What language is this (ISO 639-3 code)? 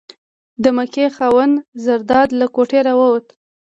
pus